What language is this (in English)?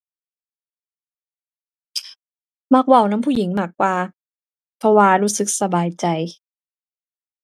Thai